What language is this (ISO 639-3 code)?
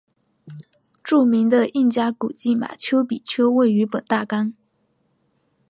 zho